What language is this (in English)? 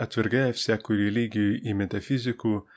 Russian